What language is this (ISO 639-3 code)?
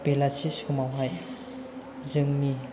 brx